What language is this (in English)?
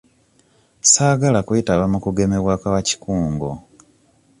Ganda